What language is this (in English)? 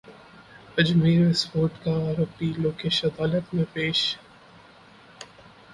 Hindi